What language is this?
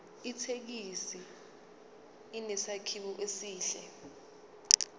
Zulu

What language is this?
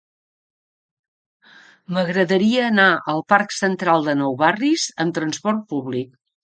Catalan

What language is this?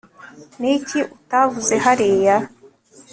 Kinyarwanda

